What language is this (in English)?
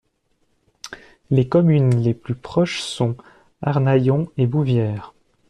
French